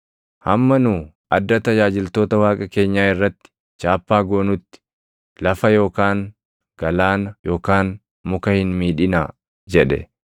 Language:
Oromo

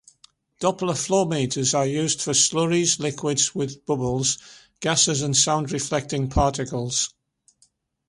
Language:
English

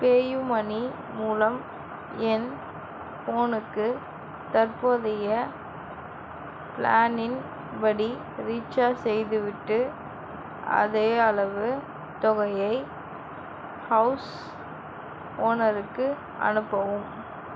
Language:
Tamil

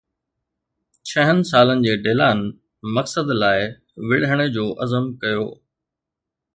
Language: Sindhi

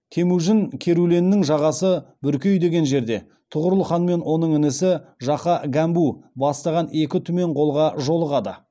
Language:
Kazakh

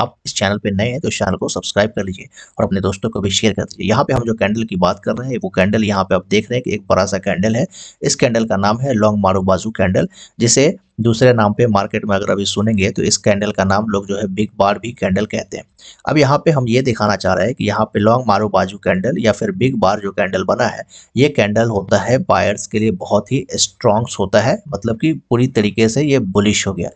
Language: Hindi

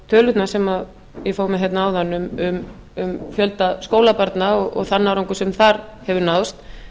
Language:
Icelandic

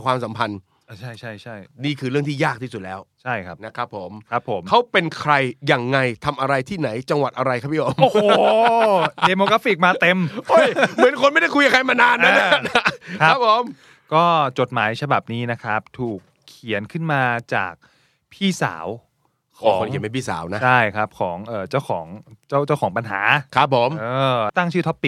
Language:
Thai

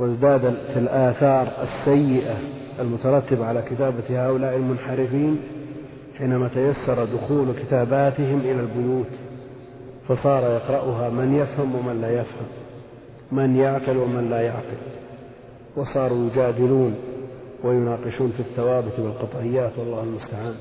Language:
Arabic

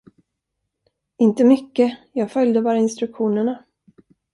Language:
Swedish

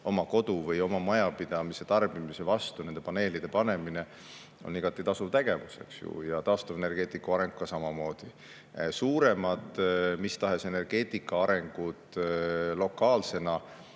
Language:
Estonian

